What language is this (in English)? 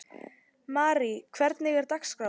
Icelandic